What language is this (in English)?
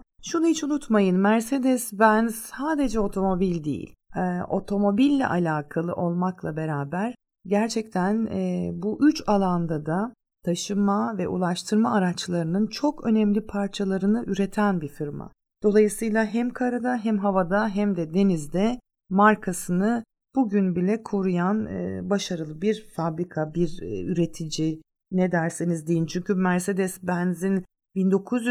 Turkish